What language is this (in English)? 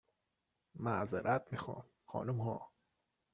Persian